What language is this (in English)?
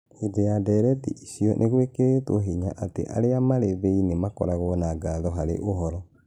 Kikuyu